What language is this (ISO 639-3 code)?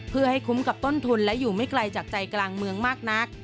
tha